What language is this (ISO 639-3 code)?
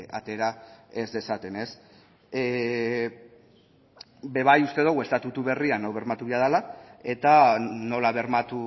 eus